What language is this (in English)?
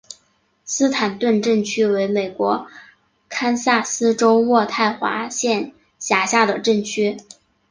Chinese